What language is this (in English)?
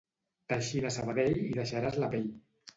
Catalan